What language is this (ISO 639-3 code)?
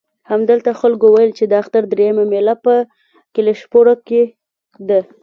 pus